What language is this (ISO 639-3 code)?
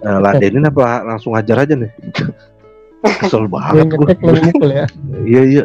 ind